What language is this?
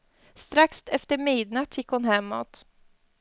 Swedish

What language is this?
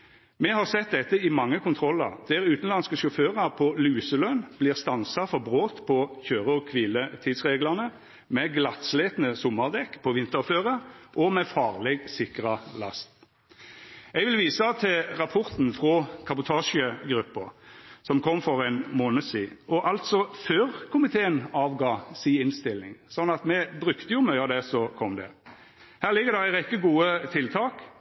Norwegian Nynorsk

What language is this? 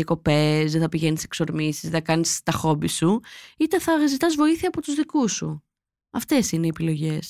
Greek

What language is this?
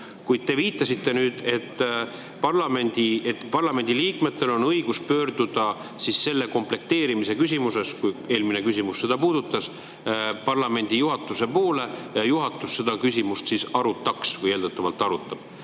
Estonian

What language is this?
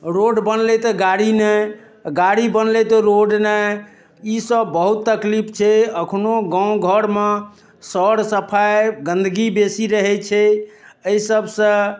Maithili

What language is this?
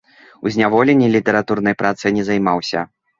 Belarusian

